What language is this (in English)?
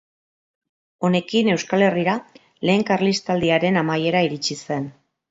Basque